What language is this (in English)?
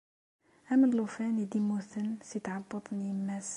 Kabyle